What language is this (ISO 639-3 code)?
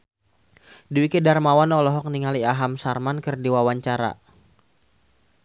sun